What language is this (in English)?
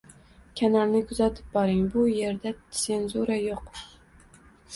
Uzbek